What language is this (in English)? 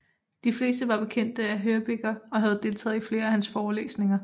Danish